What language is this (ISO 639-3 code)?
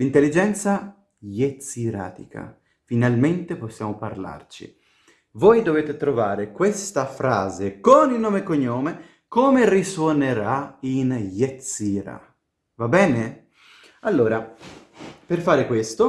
ita